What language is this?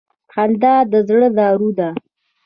Pashto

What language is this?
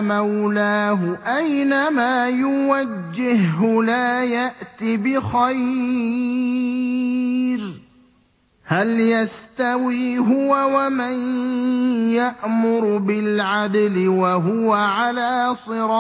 Arabic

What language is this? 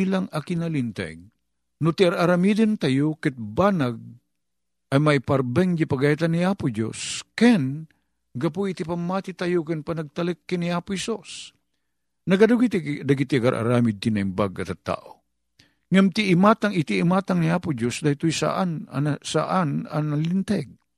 Filipino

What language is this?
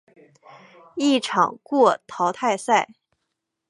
Chinese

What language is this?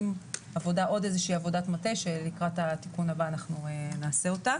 Hebrew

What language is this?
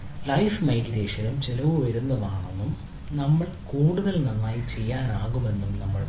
Malayalam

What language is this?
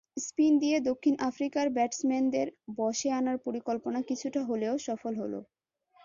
Bangla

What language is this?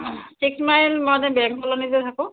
Assamese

